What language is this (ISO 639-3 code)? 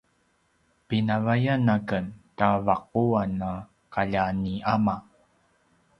pwn